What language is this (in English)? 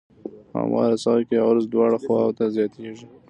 Pashto